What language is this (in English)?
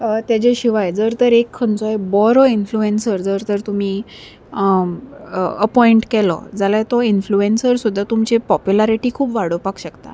Konkani